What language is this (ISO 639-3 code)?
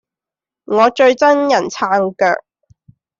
yue